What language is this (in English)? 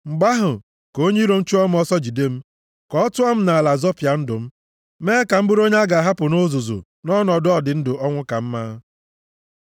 Igbo